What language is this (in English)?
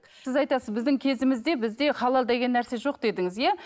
Kazakh